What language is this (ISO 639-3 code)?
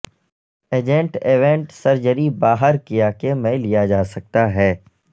urd